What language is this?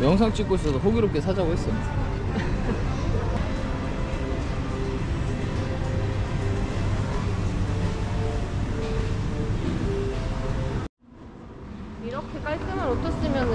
Korean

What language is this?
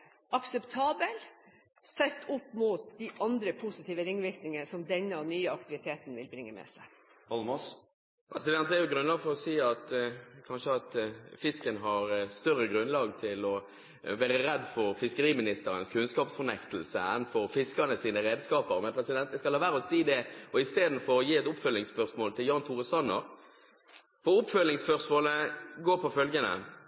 Norwegian Bokmål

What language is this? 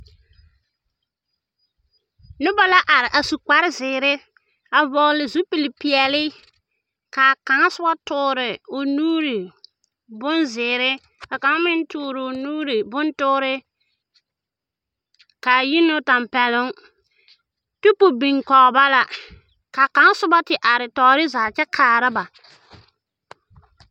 Southern Dagaare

